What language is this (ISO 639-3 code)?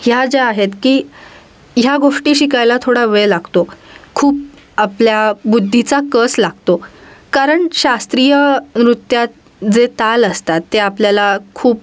mar